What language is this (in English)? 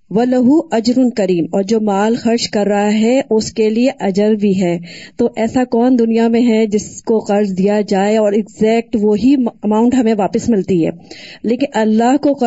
Urdu